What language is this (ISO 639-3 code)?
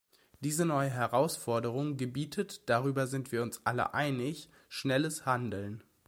deu